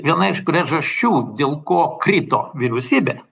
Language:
Lithuanian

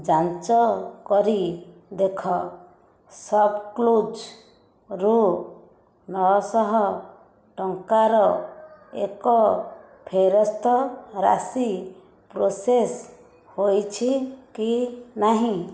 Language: Odia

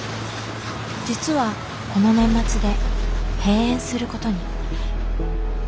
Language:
Japanese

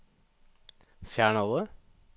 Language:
Norwegian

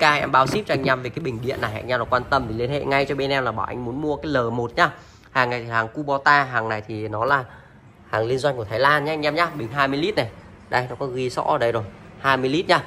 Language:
Vietnamese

